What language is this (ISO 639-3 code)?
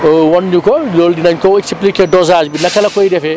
wol